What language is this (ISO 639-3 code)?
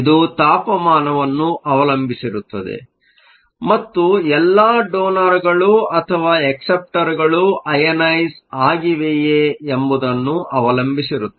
kan